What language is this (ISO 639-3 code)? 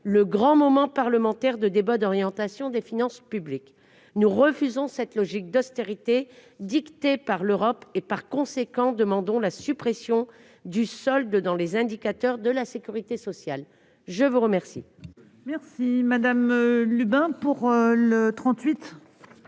fra